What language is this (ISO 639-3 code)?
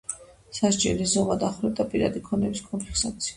kat